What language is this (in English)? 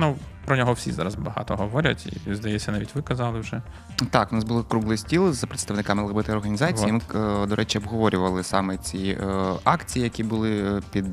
Ukrainian